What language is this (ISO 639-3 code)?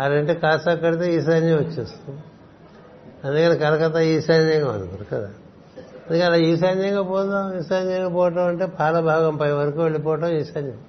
tel